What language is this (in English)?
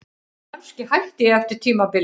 Icelandic